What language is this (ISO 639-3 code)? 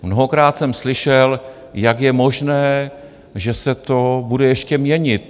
ces